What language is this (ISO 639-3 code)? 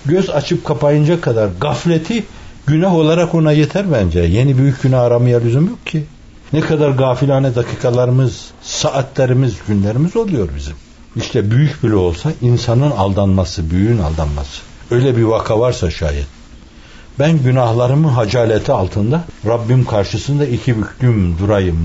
tur